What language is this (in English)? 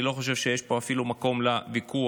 Hebrew